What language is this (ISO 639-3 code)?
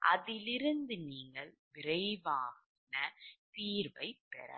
tam